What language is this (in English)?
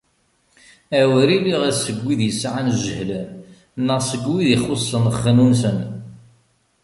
Kabyle